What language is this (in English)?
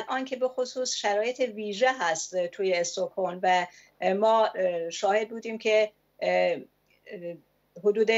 Persian